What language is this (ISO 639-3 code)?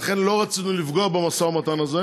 heb